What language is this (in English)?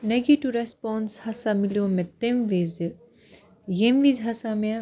Kashmiri